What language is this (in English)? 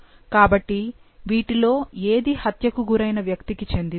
Telugu